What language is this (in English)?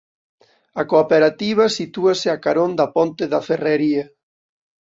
Galician